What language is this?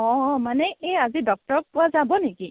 Assamese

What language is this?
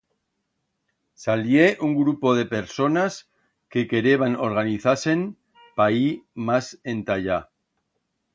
Aragonese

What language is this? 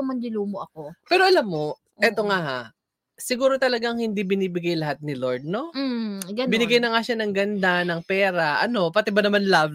Filipino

